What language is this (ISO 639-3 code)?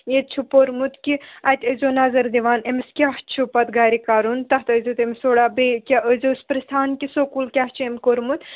kas